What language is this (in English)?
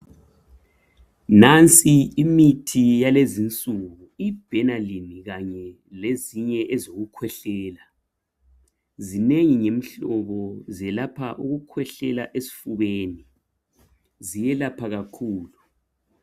North Ndebele